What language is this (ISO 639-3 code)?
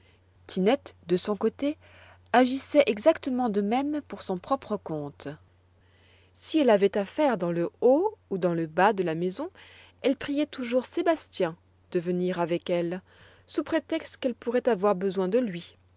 fra